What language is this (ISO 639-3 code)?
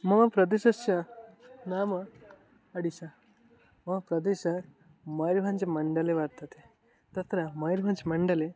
san